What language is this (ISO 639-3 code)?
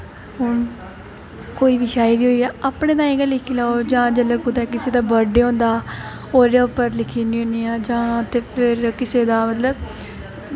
doi